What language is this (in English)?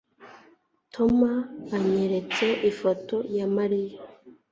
Kinyarwanda